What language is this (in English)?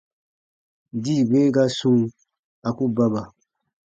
Baatonum